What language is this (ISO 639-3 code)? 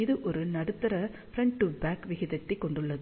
tam